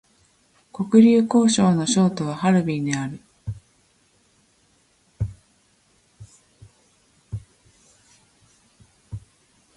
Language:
Japanese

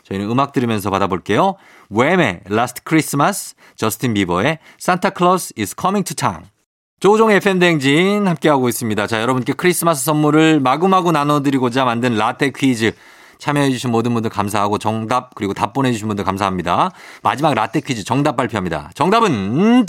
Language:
Korean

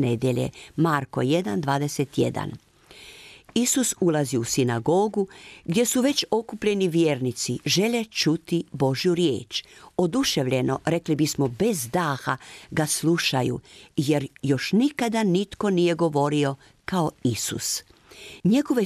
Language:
Croatian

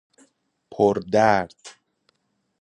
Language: Persian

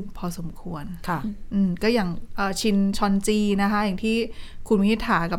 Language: Thai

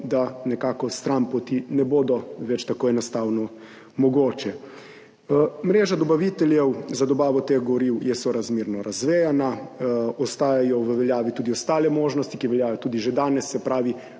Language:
Slovenian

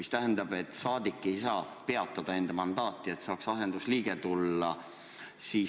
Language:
Estonian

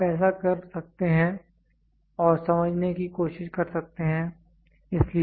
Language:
Hindi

